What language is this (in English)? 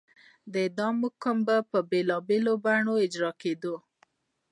Pashto